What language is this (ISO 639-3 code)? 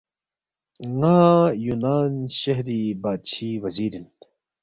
bft